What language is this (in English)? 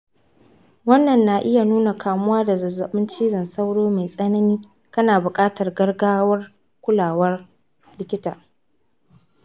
Hausa